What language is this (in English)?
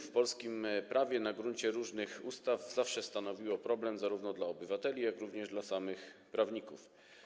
Polish